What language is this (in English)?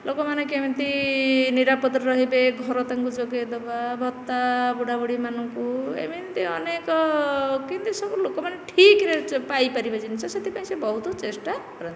Odia